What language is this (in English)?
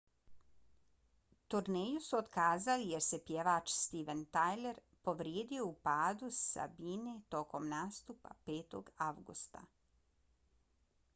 Bosnian